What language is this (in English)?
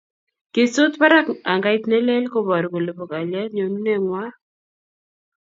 Kalenjin